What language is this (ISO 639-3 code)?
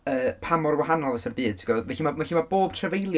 cym